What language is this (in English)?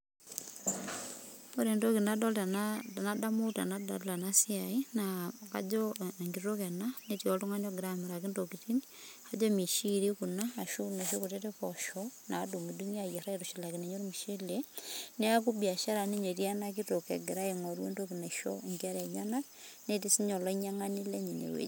Masai